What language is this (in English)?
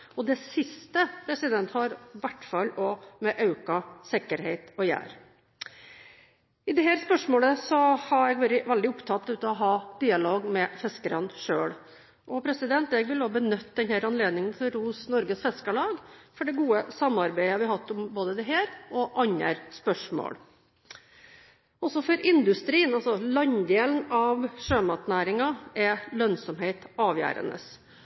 Norwegian Bokmål